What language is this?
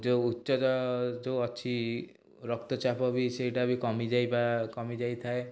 Odia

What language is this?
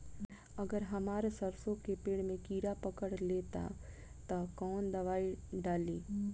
Bhojpuri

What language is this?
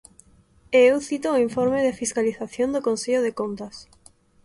Galician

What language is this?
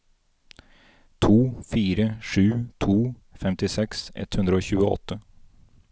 Norwegian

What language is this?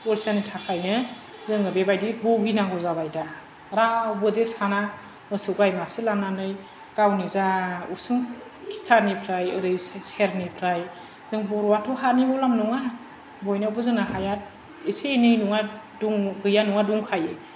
Bodo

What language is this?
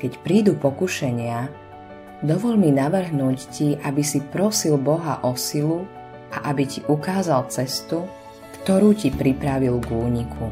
Slovak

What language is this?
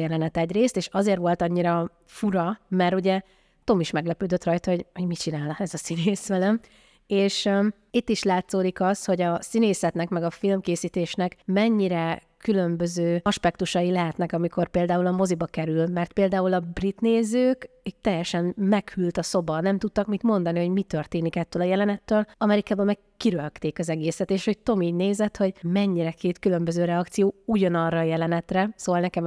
Hungarian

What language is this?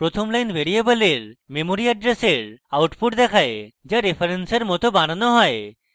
Bangla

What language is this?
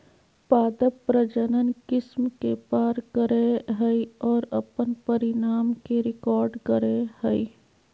Magahi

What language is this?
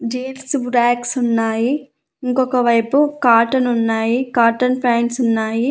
Telugu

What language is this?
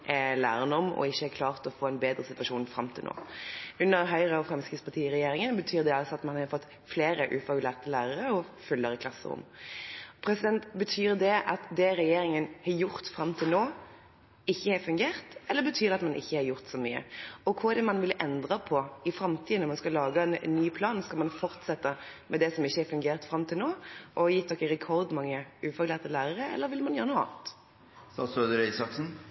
Norwegian Bokmål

